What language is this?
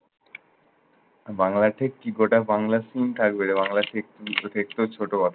Bangla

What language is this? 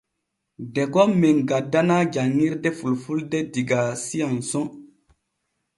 Borgu Fulfulde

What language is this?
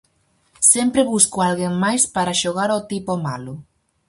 Galician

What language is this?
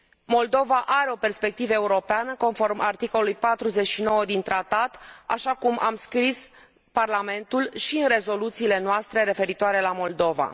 Romanian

